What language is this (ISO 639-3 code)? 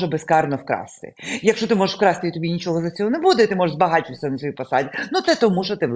ukr